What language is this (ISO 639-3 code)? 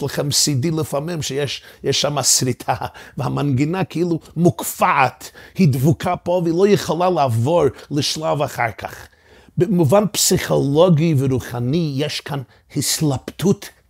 heb